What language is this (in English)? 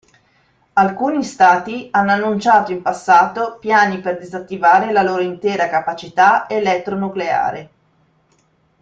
Italian